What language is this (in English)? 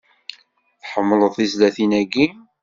Kabyle